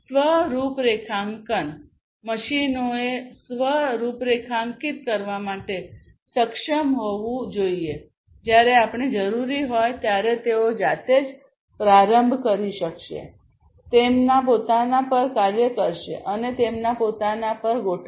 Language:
Gujarati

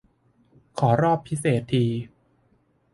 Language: Thai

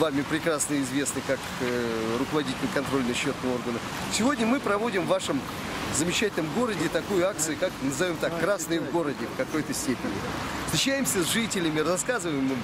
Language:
Russian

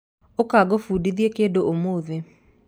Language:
Kikuyu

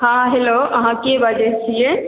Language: Maithili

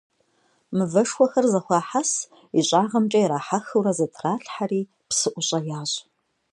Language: Kabardian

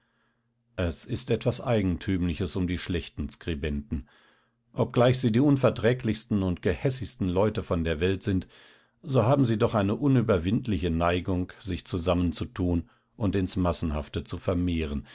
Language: German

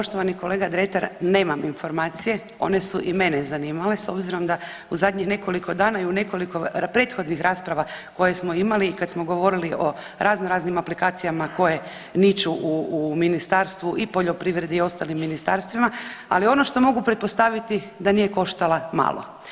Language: Croatian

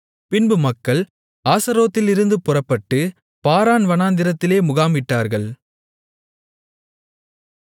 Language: Tamil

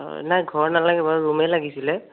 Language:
Assamese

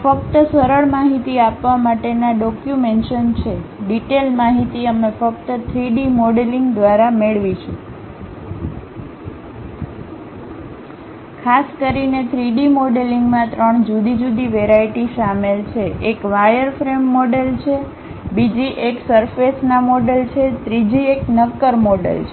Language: Gujarati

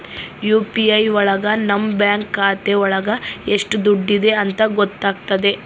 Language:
Kannada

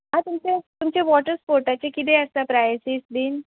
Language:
Konkani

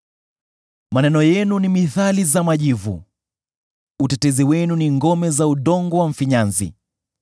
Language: Swahili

